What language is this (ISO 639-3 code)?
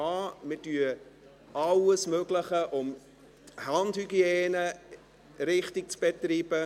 gsw